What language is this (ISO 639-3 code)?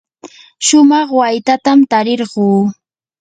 qur